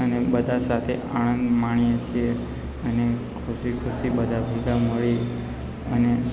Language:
Gujarati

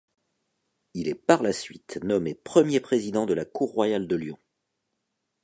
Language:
French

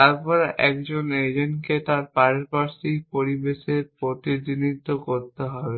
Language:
Bangla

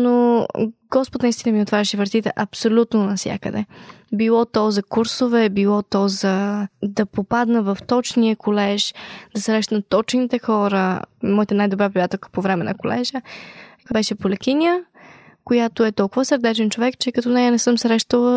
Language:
Bulgarian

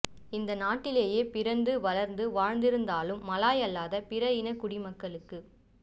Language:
Tamil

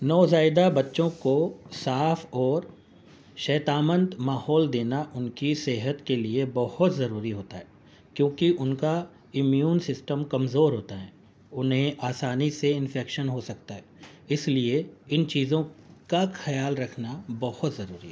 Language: Urdu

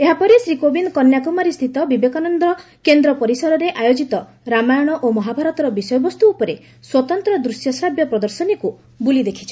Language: Odia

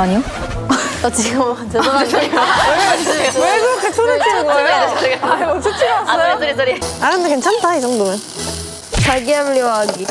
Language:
Korean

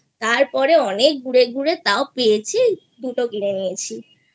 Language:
Bangla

